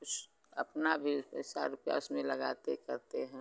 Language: Hindi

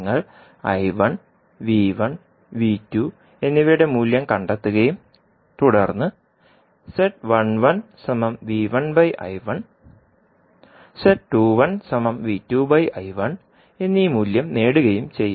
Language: Malayalam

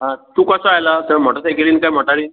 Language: Konkani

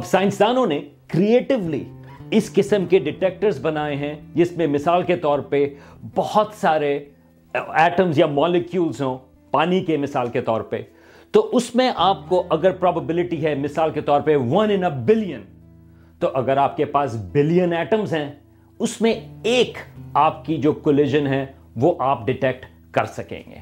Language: Urdu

